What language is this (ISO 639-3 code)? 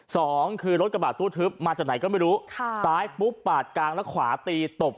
tha